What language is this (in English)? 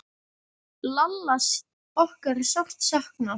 Icelandic